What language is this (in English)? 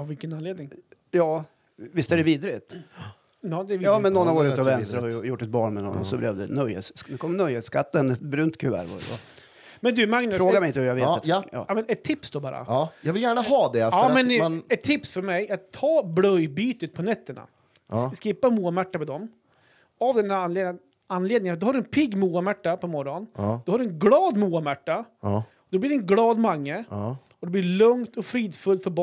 Swedish